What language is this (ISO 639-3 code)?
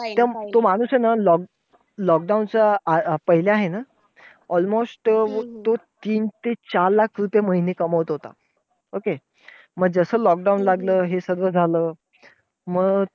mar